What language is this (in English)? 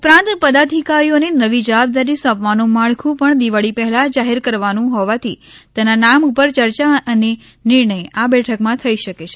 Gujarati